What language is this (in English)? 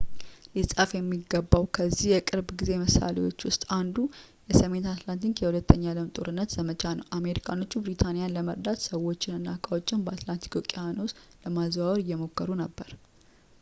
Amharic